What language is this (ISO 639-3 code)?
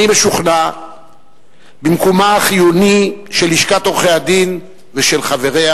heb